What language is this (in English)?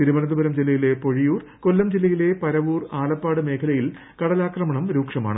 Malayalam